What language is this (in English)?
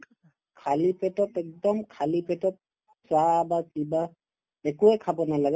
Assamese